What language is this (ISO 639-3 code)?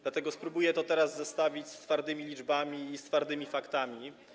pol